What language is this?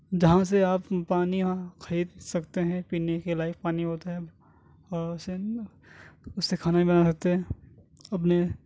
Urdu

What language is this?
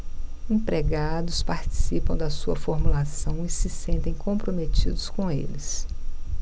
Portuguese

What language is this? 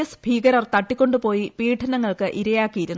Malayalam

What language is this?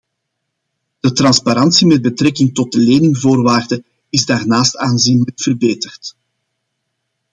Dutch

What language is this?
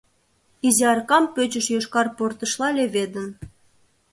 Mari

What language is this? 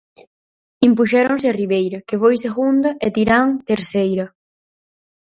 Galician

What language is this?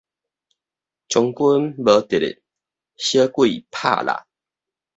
Min Nan Chinese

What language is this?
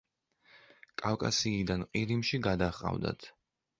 Georgian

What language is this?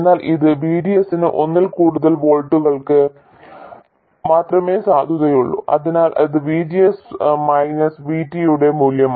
Malayalam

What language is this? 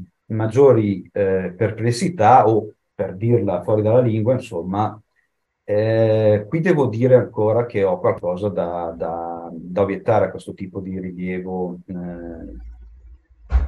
Italian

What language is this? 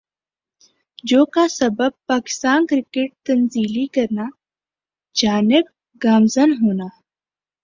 Urdu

